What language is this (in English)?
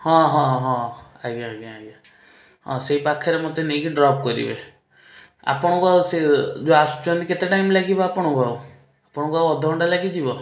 Odia